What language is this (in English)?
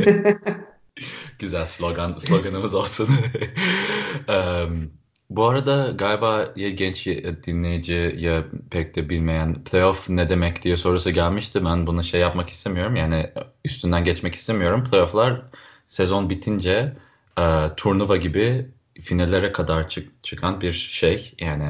Turkish